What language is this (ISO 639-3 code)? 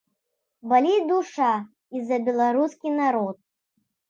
bel